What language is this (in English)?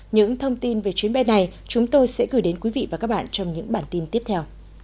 Vietnamese